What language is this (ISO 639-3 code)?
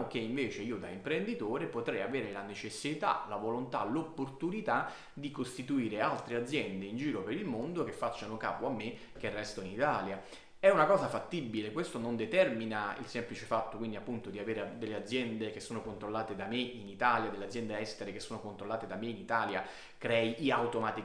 ita